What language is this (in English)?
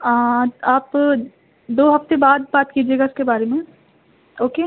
Urdu